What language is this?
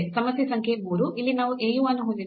Kannada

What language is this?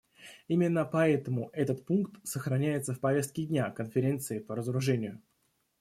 Russian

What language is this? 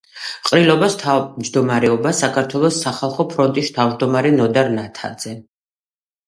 Georgian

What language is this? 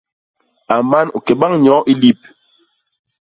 Basaa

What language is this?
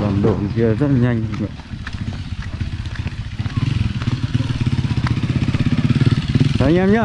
Vietnamese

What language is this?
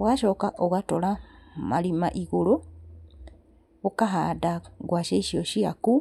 Kikuyu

